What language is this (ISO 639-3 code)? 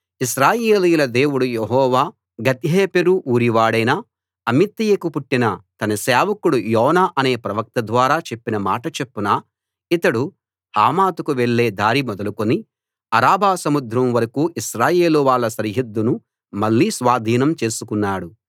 tel